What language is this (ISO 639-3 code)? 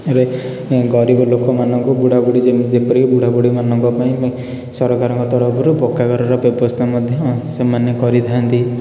ori